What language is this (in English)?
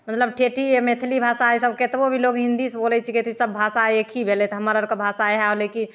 Maithili